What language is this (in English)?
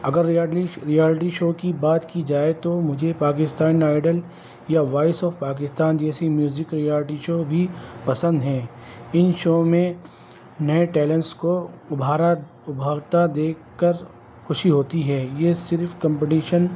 Urdu